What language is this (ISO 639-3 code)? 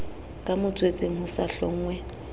sot